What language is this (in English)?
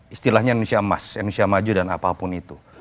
Indonesian